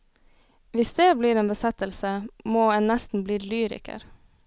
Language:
Norwegian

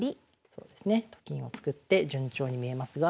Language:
Japanese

